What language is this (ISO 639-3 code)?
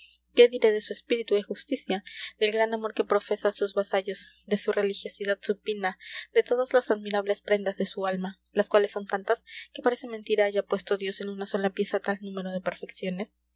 spa